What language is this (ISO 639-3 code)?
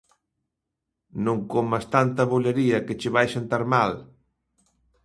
glg